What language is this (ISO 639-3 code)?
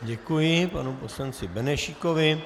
ces